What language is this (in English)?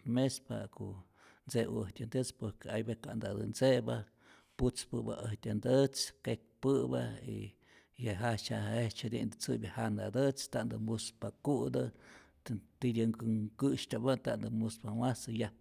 Rayón Zoque